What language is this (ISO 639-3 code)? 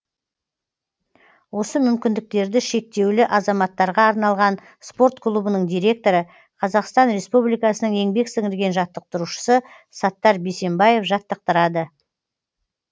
kaz